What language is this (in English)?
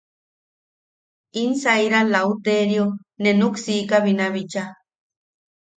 Yaqui